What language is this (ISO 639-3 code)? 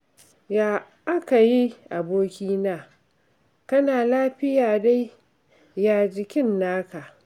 hau